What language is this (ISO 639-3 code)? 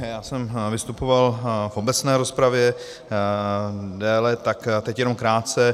ces